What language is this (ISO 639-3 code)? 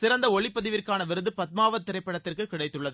tam